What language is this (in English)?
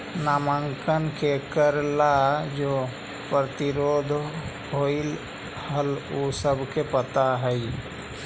Magahi